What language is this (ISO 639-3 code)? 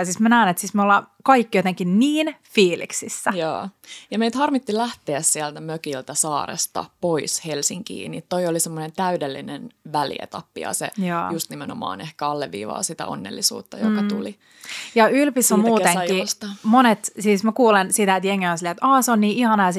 fin